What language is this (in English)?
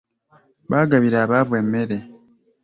Ganda